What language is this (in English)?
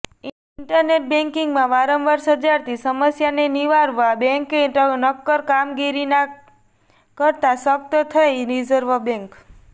Gujarati